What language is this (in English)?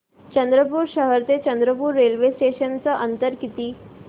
Marathi